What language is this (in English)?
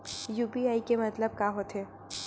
Chhattisgarhi